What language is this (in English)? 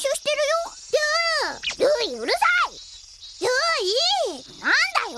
Japanese